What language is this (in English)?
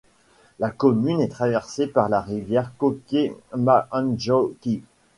French